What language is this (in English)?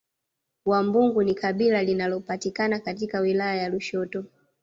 Swahili